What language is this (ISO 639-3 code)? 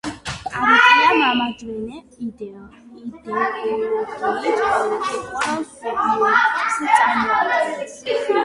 kat